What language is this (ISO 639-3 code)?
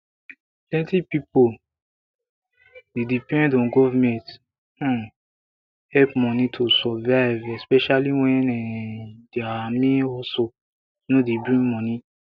pcm